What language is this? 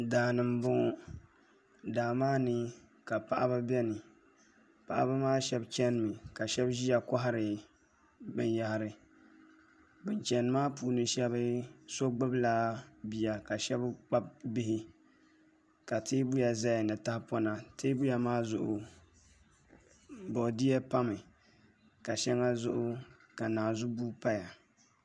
Dagbani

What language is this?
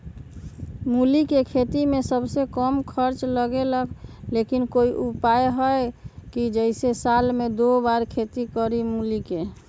Magahi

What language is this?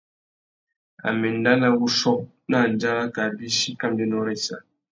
Tuki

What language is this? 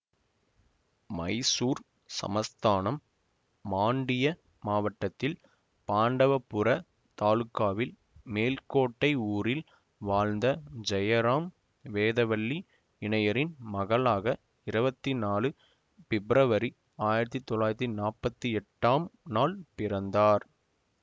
Tamil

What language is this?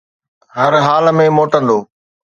Sindhi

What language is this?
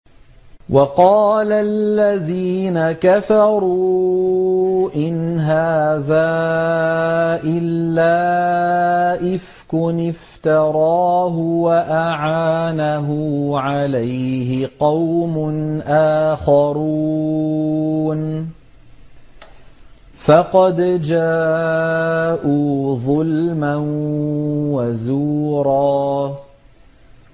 Arabic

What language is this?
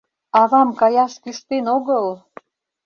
Mari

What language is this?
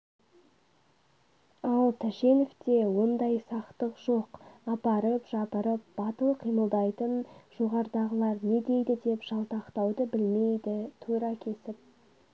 Kazakh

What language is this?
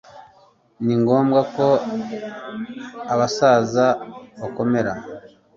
Kinyarwanda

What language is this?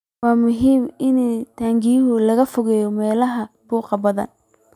Somali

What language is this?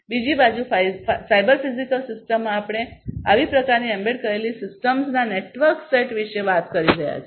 Gujarati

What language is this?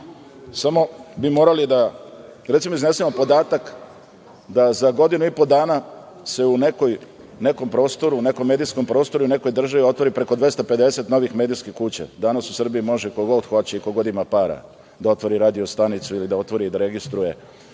Serbian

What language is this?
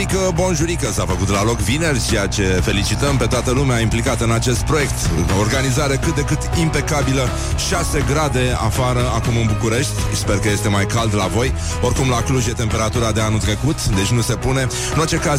Romanian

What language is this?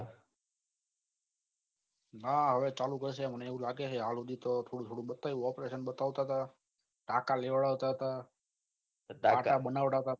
Gujarati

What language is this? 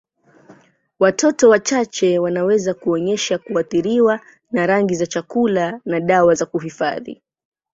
Swahili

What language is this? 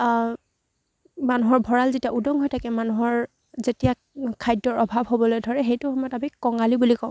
Assamese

